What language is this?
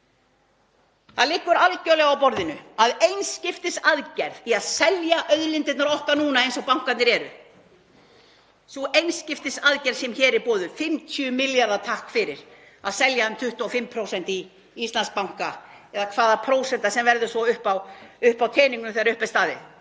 Icelandic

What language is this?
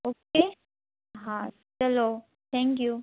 Gujarati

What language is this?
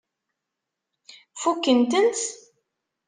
Kabyle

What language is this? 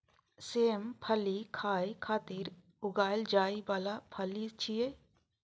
Maithili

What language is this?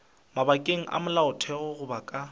Northern Sotho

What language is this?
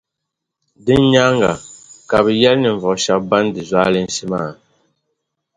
Dagbani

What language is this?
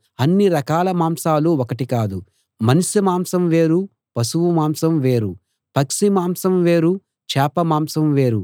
Telugu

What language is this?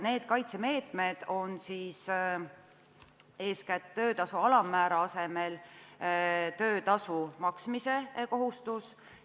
Estonian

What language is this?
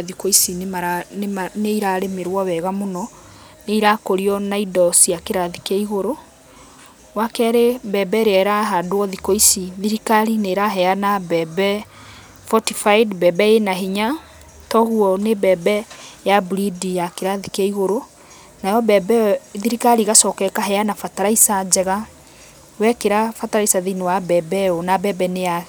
Kikuyu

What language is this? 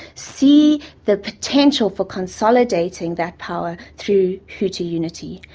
English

